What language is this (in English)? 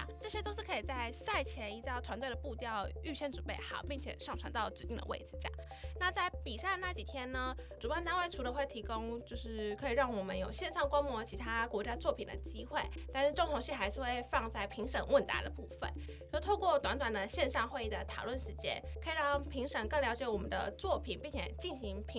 Chinese